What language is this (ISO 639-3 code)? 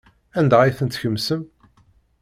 kab